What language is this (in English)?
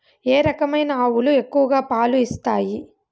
Telugu